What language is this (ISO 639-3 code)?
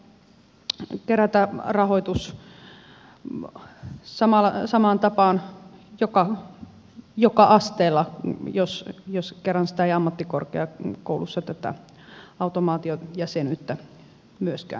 fin